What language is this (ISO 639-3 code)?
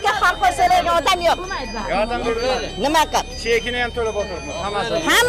tur